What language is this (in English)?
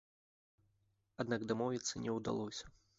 Belarusian